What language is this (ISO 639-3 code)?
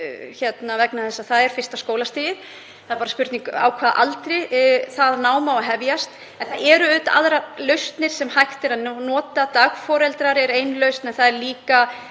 isl